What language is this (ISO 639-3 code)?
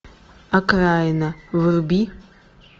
rus